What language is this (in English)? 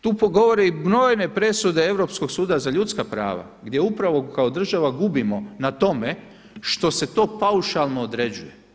Croatian